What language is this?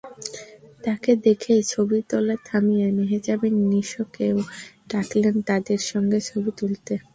Bangla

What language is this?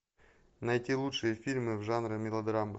Russian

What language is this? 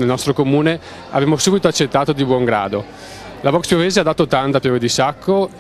Italian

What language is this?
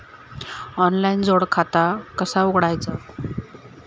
Marathi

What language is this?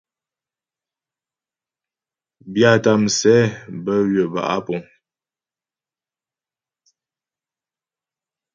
Ghomala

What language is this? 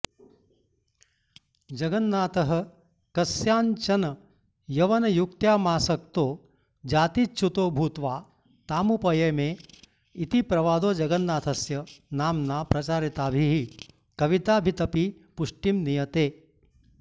Sanskrit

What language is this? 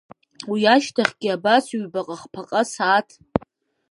Abkhazian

